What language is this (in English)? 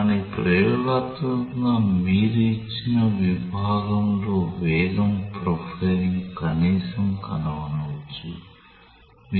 Telugu